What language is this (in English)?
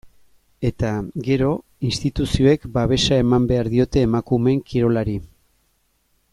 Basque